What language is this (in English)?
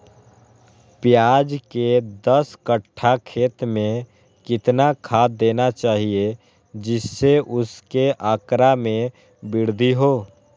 Magahi